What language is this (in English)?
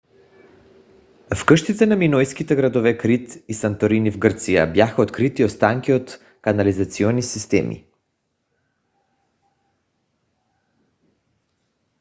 Bulgarian